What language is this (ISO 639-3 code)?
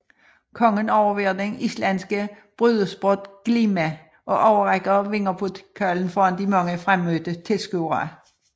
dan